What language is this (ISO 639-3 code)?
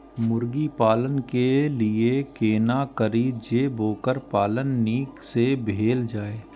mai